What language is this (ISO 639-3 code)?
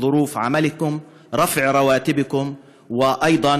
heb